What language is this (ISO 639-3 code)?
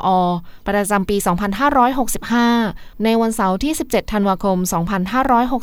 tha